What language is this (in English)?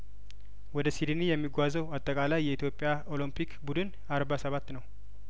Amharic